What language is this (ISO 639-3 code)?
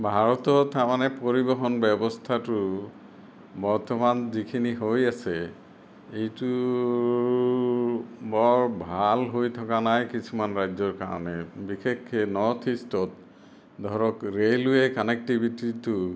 asm